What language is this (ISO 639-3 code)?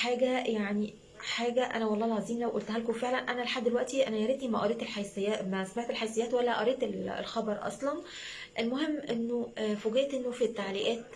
ara